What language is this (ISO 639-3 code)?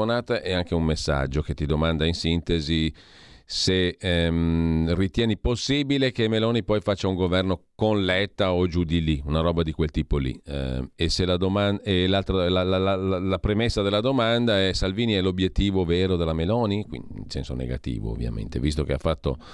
ita